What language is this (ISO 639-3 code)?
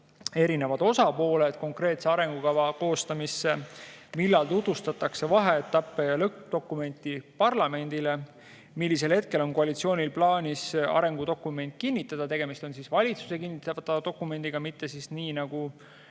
est